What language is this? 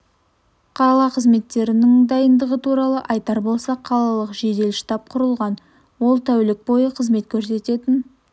Kazakh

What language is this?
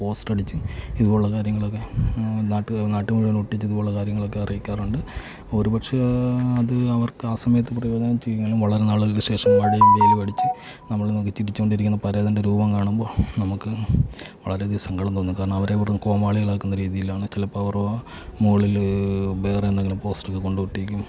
Malayalam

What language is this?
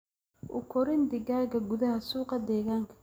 Somali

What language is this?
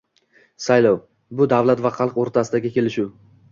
Uzbek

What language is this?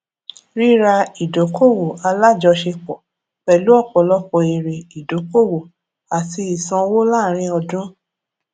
Yoruba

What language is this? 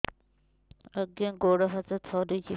Odia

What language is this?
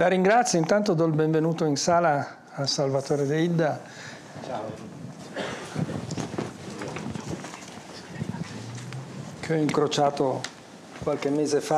Italian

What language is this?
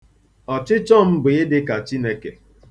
Igbo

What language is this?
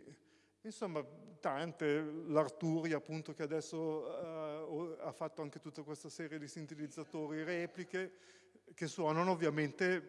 Italian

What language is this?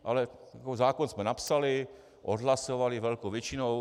Czech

